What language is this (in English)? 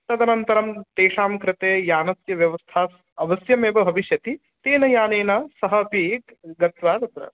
Sanskrit